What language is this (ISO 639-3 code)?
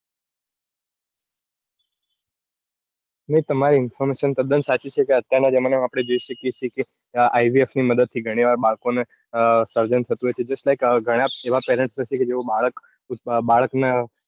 guj